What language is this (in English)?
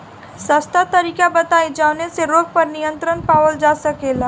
Bhojpuri